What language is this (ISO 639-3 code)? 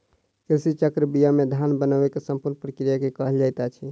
mai